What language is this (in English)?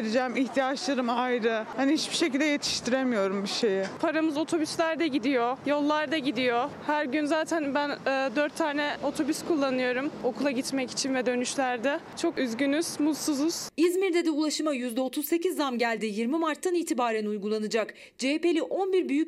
Turkish